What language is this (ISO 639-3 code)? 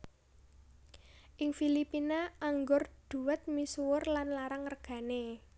jav